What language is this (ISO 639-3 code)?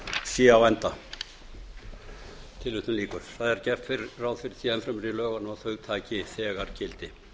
isl